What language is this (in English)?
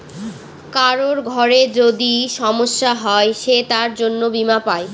Bangla